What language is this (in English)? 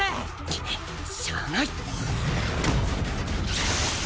Japanese